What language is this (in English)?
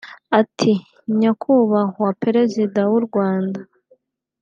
Kinyarwanda